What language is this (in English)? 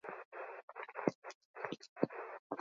Basque